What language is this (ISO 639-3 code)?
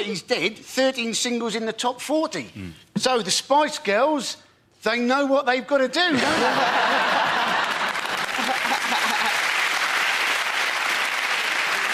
eng